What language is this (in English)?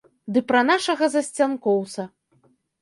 Belarusian